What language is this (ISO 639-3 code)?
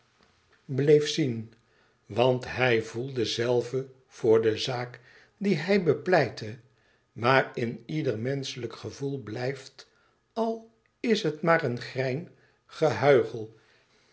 nld